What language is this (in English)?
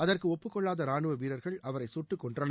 Tamil